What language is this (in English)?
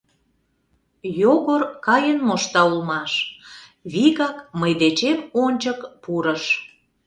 Mari